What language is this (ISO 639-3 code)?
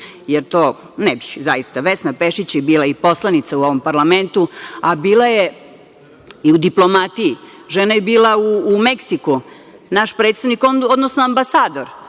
srp